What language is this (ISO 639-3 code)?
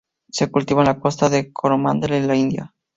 spa